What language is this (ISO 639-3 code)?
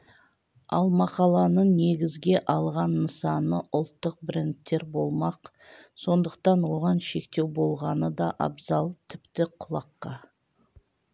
kaz